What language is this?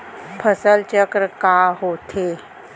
Chhattisgarhi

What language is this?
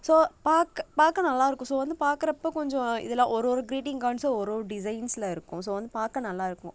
Tamil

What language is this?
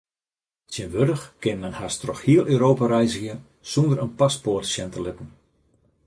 Western Frisian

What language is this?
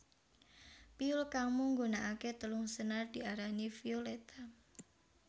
Javanese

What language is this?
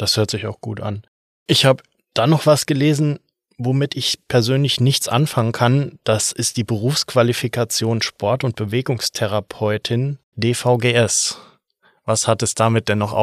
German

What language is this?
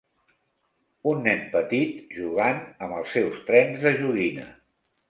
Catalan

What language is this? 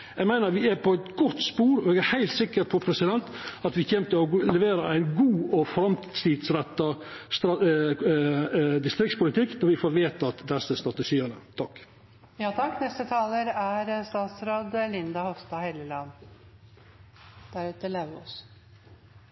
Norwegian Nynorsk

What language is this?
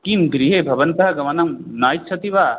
Sanskrit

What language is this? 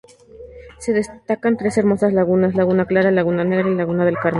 Spanish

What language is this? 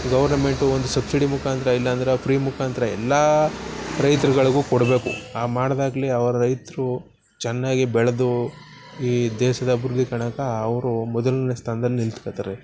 Kannada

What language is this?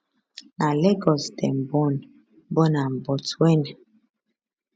Nigerian Pidgin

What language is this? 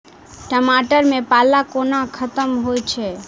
Maithili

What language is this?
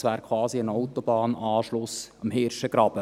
Swiss German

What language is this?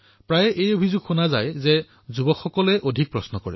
Assamese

